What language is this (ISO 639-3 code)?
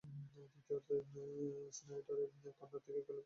ben